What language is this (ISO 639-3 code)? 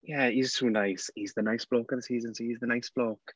eng